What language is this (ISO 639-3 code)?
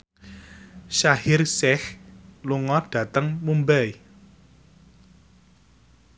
jav